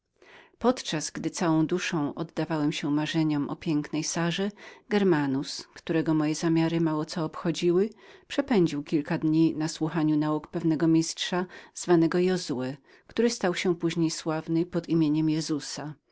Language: Polish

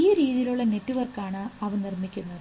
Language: Malayalam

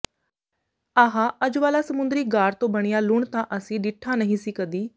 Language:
Punjabi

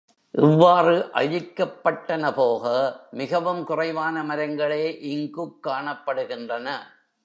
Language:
Tamil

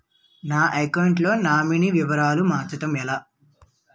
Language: Telugu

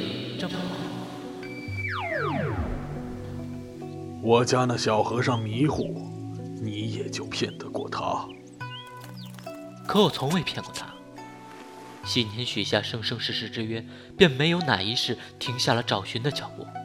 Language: Chinese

